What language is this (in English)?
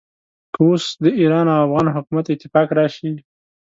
Pashto